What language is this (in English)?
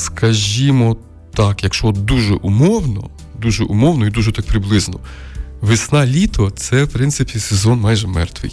Ukrainian